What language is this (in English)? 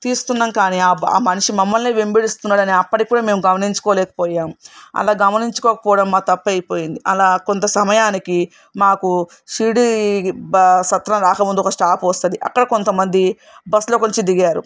Telugu